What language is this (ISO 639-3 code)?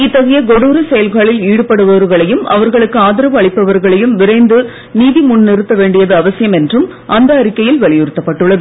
tam